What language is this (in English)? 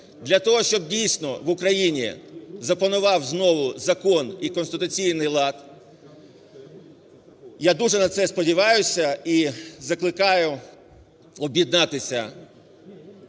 Ukrainian